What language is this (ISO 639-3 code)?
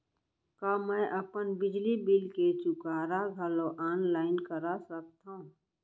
hne